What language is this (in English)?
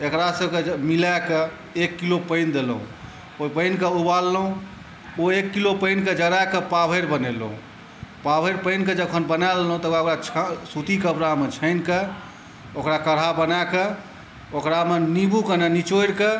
Maithili